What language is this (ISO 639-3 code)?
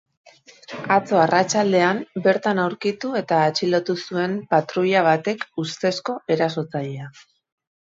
eus